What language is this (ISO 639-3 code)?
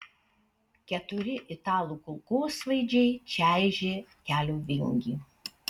lit